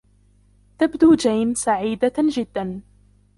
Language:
Arabic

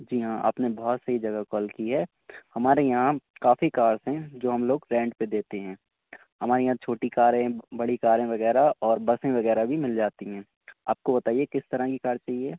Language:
Urdu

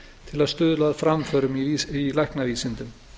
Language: Icelandic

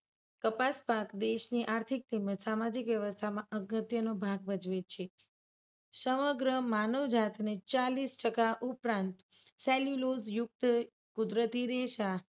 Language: Gujarati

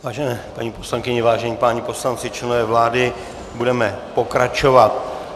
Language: Czech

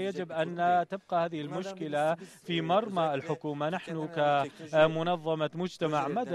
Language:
Arabic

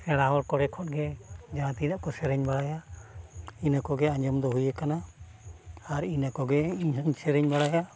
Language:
Santali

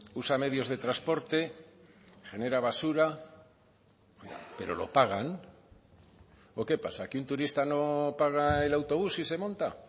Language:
Spanish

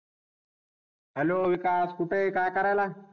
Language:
Marathi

